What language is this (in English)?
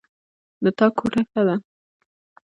Pashto